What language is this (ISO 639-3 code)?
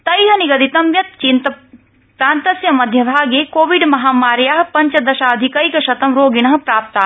san